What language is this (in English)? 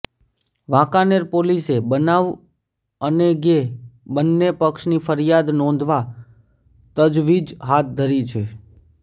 Gujarati